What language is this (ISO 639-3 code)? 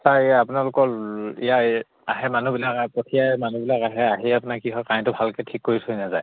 asm